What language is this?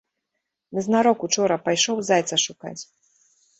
Belarusian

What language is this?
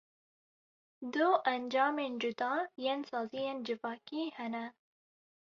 Kurdish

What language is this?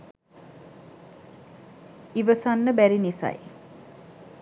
Sinhala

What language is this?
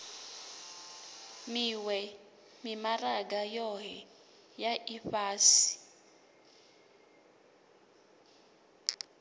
Venda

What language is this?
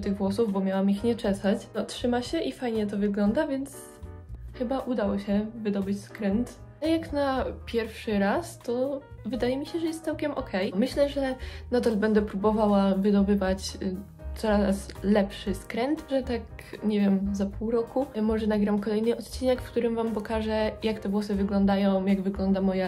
Polish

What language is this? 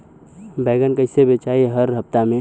Bhojpuri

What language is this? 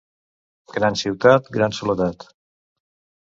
Catalan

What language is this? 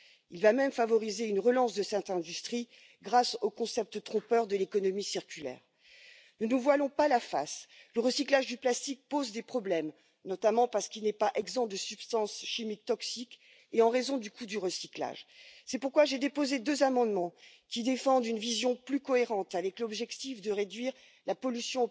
French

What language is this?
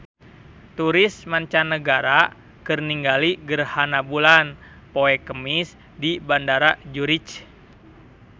Sundanese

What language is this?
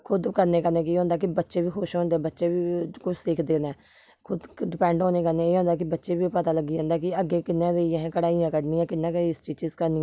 Dogri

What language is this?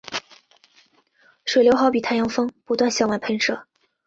Chinese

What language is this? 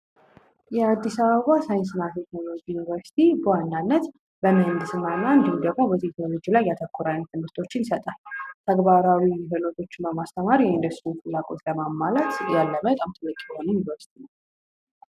Amharic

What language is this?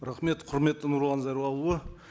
Kazakh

